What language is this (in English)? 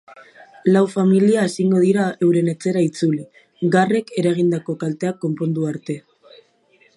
Basque